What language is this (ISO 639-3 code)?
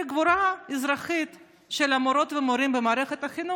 heb